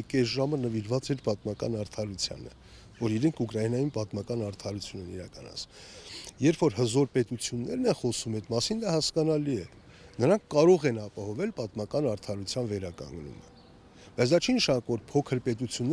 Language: Turkish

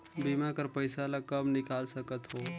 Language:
Chhattisgarhi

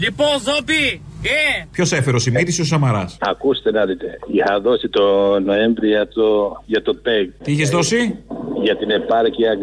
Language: Greek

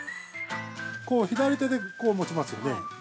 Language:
Japanese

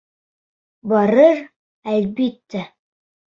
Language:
Bashkir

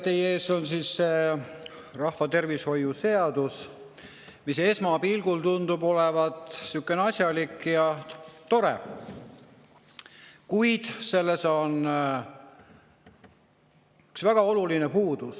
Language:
Estonian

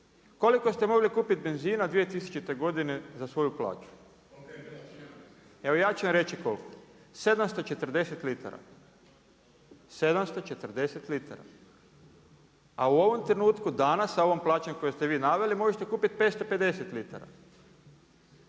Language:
Croatian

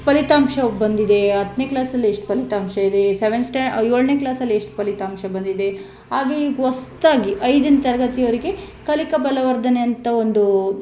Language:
Kannada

